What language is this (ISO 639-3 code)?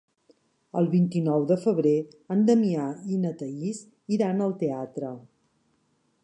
cat